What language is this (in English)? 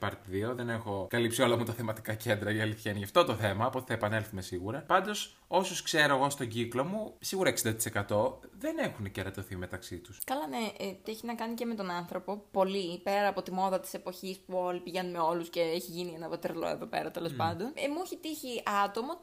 Greek